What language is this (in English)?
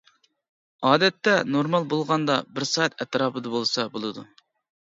Uyghur